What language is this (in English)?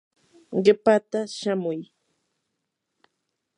Yanahuanca Pasco Quechua